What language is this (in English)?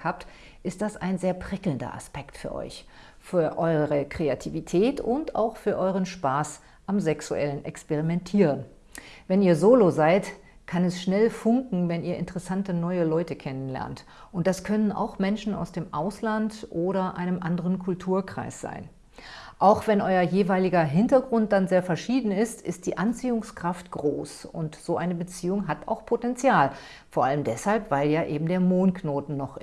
German